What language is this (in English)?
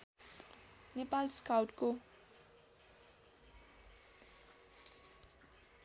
Nepali